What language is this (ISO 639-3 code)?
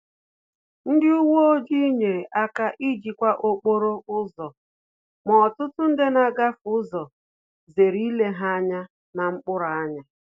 ibo